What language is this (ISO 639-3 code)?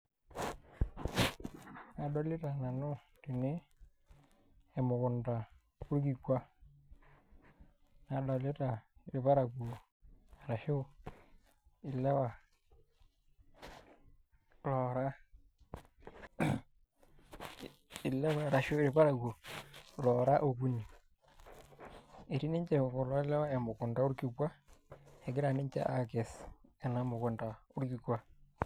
mas